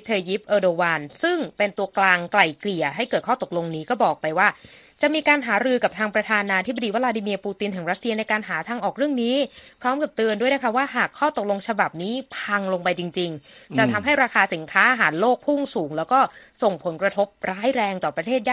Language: Thai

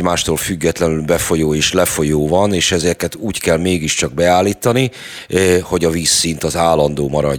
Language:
Hungarian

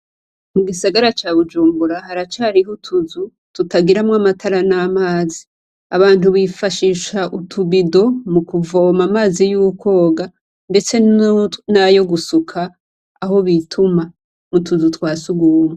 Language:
Rundi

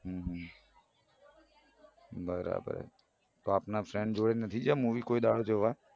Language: Gujarati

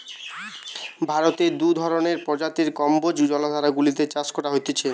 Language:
Bangla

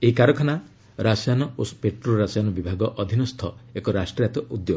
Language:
Odia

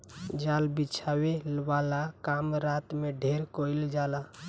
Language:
Bhojpuri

